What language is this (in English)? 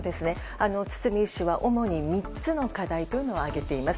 Japanese